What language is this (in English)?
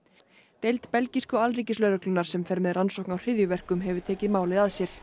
Icelandic